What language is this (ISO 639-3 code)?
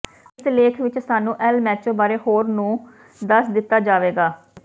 pan